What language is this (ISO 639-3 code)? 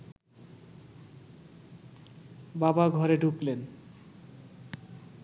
ben